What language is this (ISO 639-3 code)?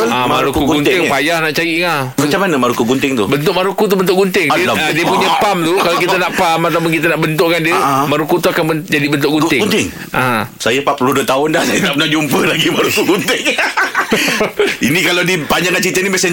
msa